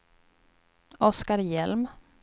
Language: Swedish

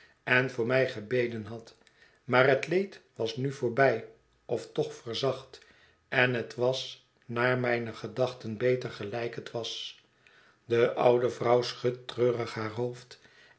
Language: Dutch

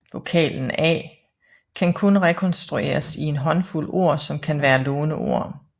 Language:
Danish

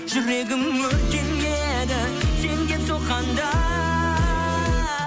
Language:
Kazakh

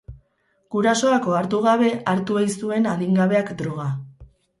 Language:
Basque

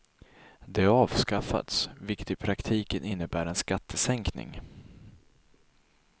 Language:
Swedish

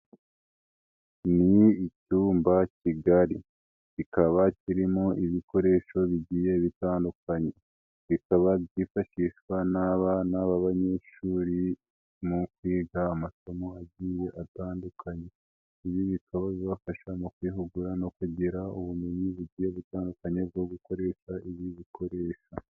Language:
Kinyarwanda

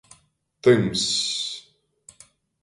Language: Latgalian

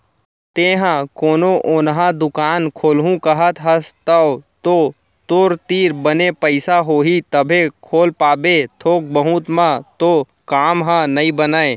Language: Chhattisgarhi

